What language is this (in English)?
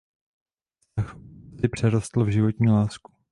Czech